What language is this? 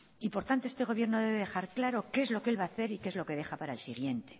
Spanish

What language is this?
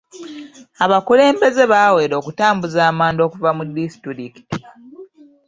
Ganda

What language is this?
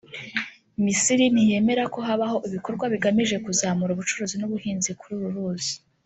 Kinyarwanda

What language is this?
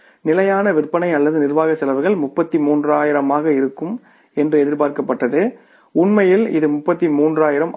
Tamil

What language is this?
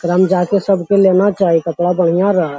Magahi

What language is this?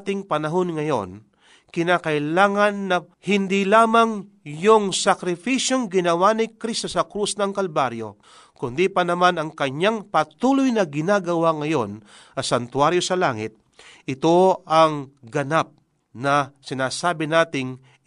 Filipino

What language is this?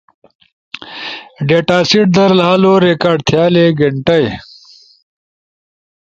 Ushojo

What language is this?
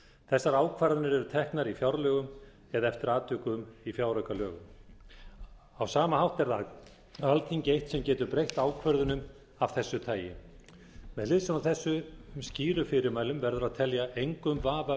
Icelandic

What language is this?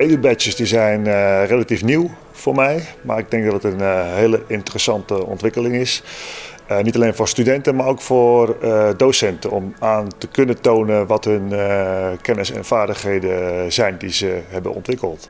Dutch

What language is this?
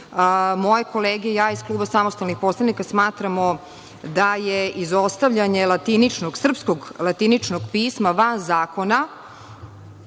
Serbian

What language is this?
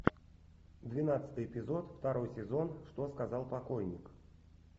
Russian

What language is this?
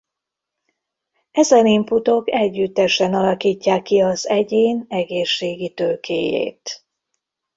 Hungarian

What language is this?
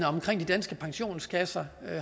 Danish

